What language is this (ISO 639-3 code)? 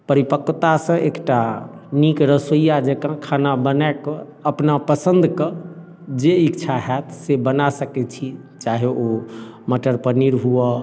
mai